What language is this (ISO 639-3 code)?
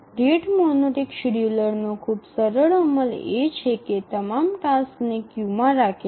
guj